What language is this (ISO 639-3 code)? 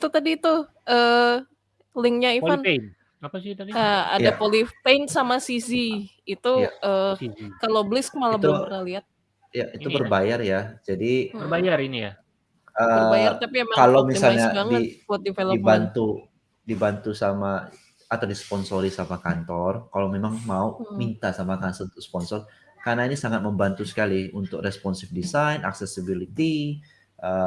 ind